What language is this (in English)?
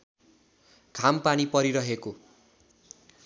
Nepali